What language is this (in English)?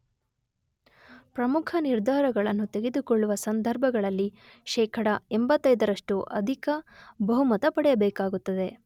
Kannada